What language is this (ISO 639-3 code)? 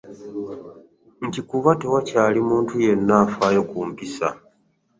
lug